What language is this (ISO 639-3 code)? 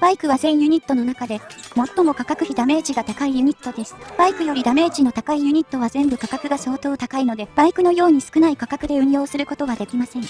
jpn